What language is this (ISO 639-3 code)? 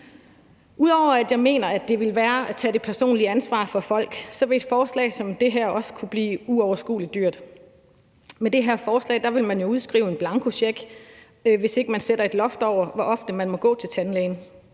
dan